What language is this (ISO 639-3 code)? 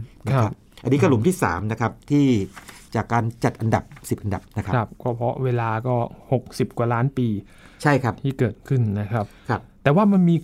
tha